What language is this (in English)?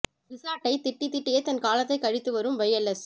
Tamil